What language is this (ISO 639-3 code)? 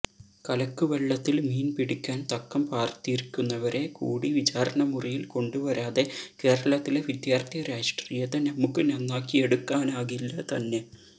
mal